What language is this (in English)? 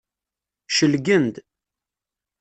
Kabyle